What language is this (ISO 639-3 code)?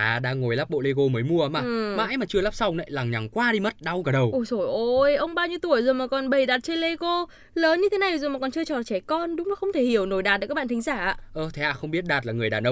vie